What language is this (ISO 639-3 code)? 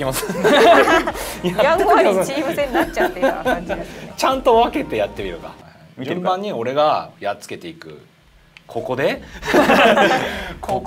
jpn